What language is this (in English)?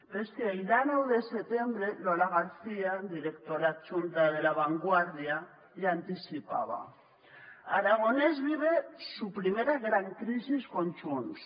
Catalan